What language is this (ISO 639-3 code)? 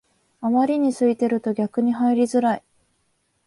jpn